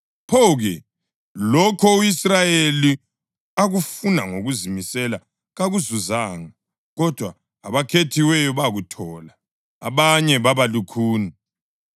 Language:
North Ndebele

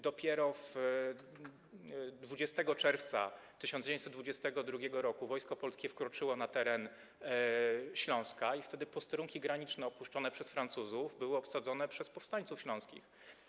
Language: Polish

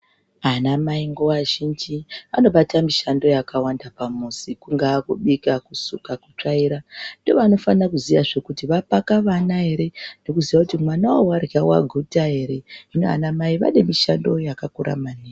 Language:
Ndau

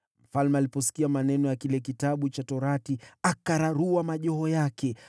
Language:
Swahili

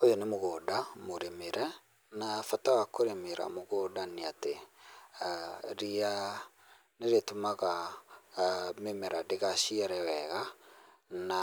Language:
Kikuyu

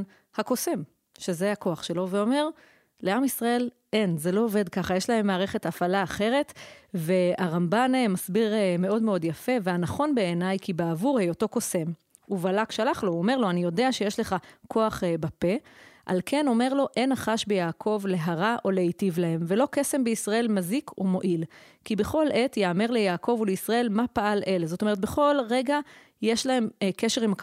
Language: Hebrew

